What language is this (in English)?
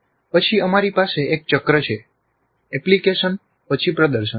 Gujarati